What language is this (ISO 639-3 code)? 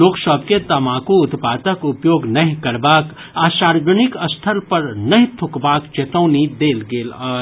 mai